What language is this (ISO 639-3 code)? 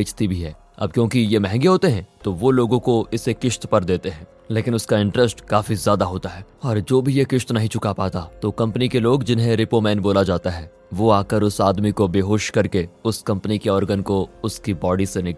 hin